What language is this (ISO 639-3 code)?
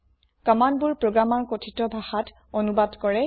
asm